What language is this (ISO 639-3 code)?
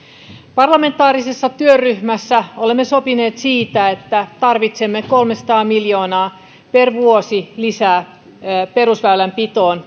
fin